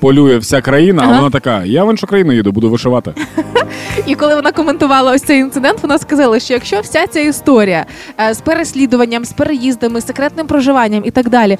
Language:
Ukrainian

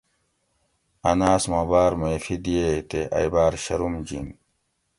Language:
Gawri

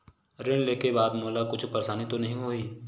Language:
Chhattisgarhi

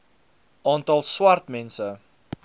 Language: Afrikaans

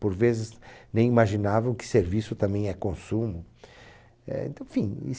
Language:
Portuguese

